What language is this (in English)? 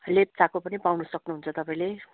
Nepali